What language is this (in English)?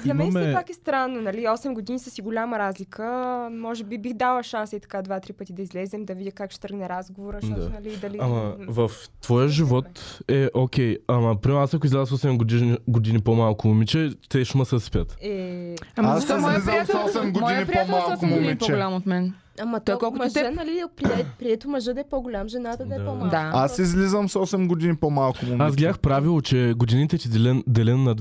Bulgarian